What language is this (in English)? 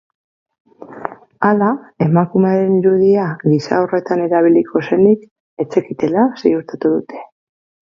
Basque